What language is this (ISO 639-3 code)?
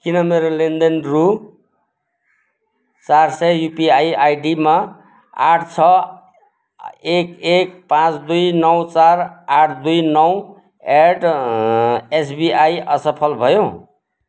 nep